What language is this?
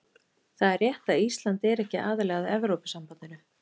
Icelandic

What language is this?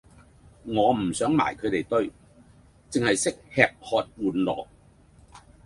Cantonese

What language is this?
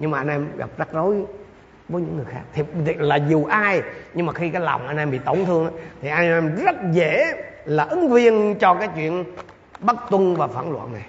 Vietnamese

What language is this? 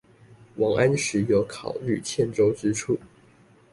Chinese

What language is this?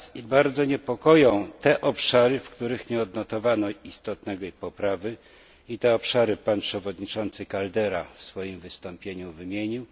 Polish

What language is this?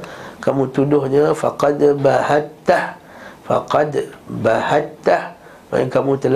Malay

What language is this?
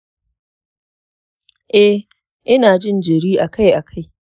Hausa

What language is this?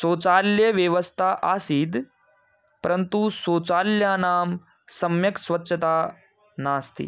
Sanskrit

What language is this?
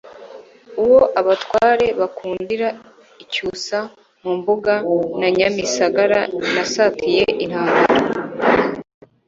Kinyarwanda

